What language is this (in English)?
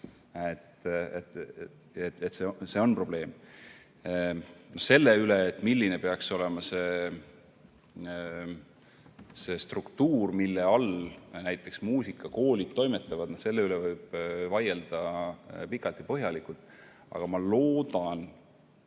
Estonian